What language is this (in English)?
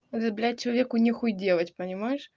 Russian